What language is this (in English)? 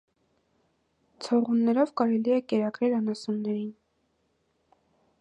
Armenian